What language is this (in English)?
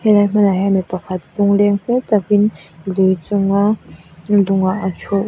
Mizo